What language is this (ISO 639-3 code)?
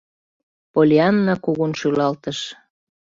chm